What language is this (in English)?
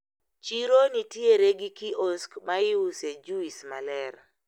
Luo (Kenya and Tanzania)